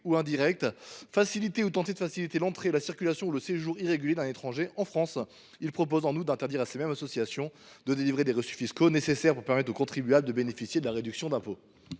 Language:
French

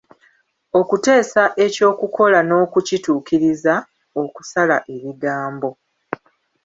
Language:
Ganda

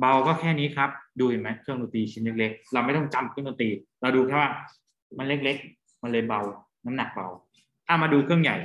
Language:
Thai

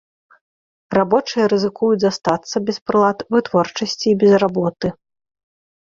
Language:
Belarusian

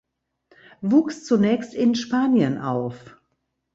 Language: German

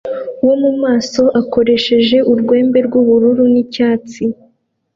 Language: Kinyarwanda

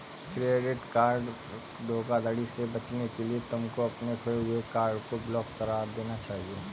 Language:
Hindi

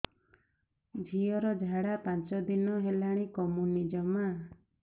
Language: Odia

